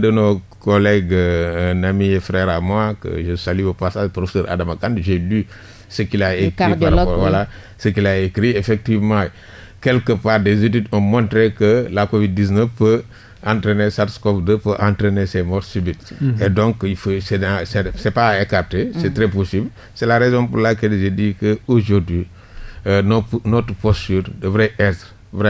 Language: French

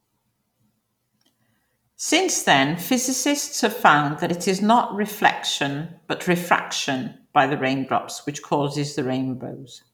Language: English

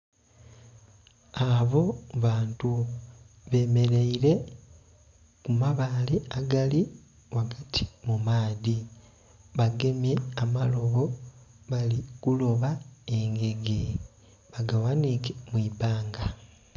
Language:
Soga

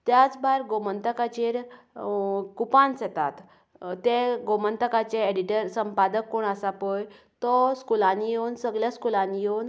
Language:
Konkani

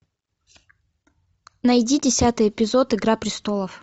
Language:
Russian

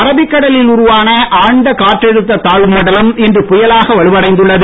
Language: Tamil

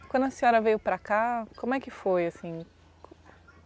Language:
Portuguese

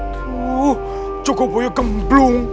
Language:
Indonesian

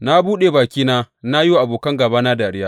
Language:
Hausa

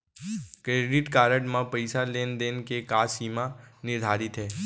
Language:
Chhattisgarhi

